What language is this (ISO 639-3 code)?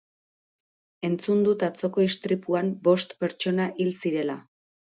eus